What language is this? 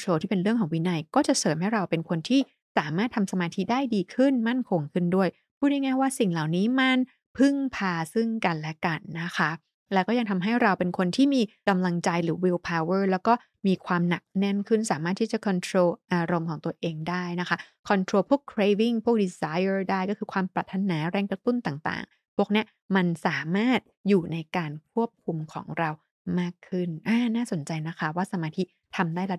Thai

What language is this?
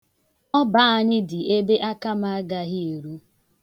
Igbo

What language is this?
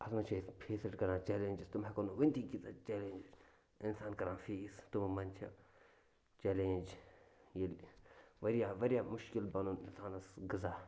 Kashmiri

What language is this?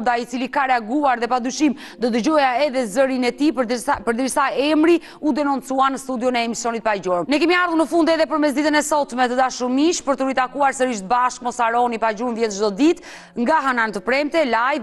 Romanian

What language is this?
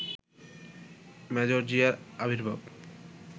Bangla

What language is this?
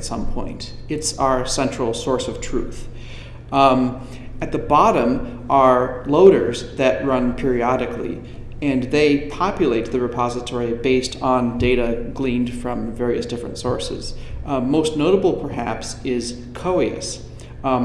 English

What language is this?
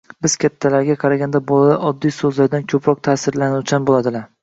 Uzbek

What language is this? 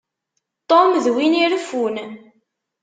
Kabyle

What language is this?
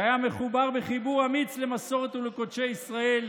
Hebrew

